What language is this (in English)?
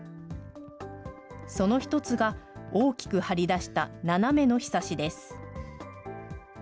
Japanese